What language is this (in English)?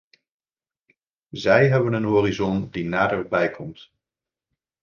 Dutch